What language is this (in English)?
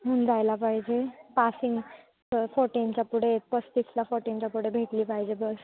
Marathi